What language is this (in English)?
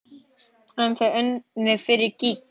Icelandic